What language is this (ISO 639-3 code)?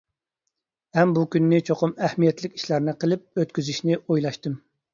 uig